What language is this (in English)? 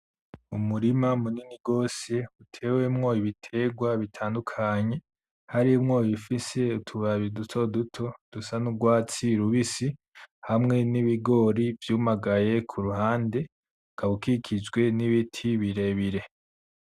Rundi